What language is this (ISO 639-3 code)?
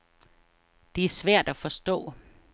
dan